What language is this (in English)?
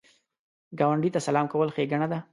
Pashto